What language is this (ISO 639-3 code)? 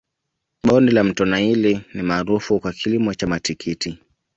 swa